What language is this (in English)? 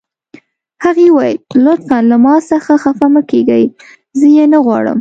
Pashto